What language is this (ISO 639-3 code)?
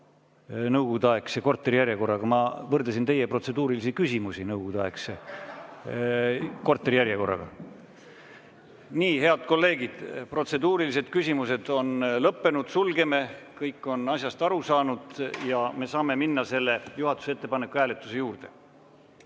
est